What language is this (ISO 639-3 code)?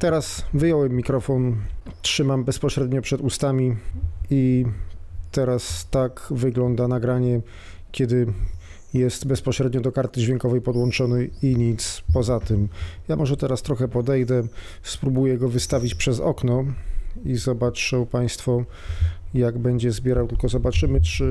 pol